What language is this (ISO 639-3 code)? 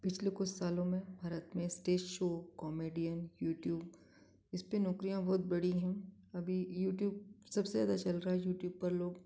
hin